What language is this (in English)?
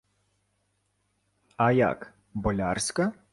Ukrainian